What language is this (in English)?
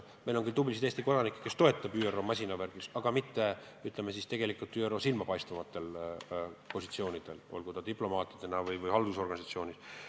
Estonian